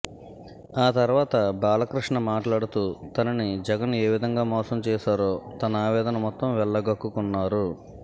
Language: Telugu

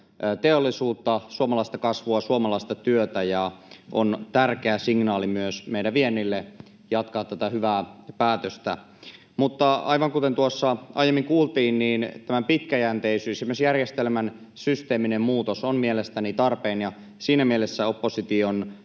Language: Finnish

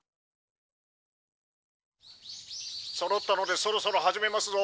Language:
Japanese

